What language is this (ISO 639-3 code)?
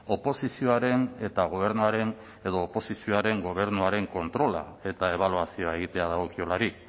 eus